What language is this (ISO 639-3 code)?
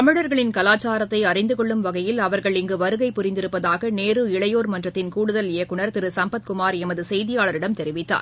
tam